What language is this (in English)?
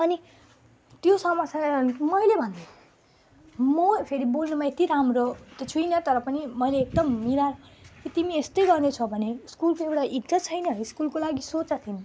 Nepali